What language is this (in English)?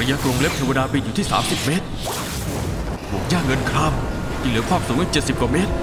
Thai